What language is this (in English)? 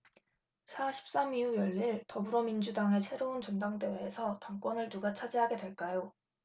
Korean